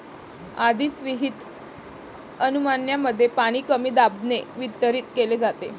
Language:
Marathi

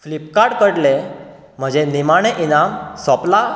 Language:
Konkani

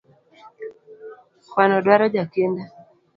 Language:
Luo (Kenya and Tanzania)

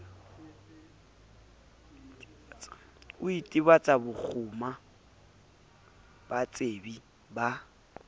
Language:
Southern Sotho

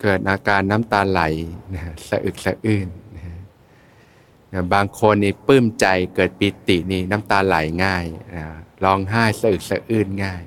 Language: Thai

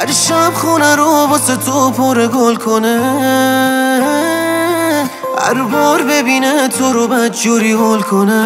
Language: Persian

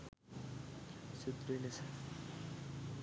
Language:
Sinhala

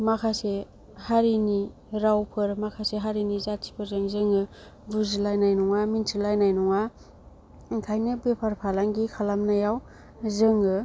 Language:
Bodo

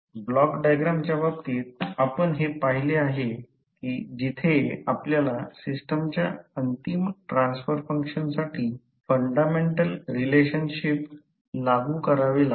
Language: Marathi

